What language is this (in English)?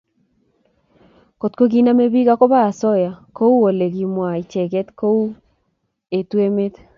Kalenjin